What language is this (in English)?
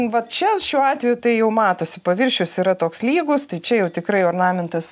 Lithuanian